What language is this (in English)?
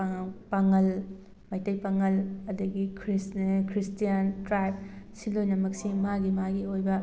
Manipuri